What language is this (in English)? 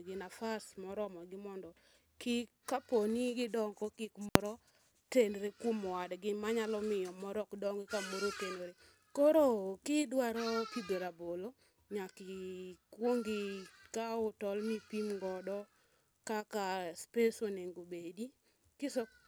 Luo (Kenya and Tanzania)